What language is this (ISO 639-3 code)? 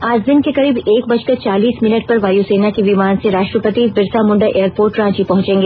hin